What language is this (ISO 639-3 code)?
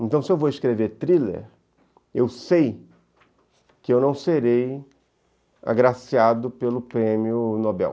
por